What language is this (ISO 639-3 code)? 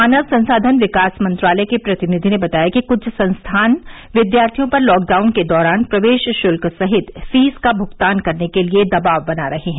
hin